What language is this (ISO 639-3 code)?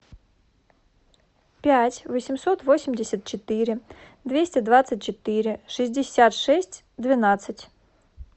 rus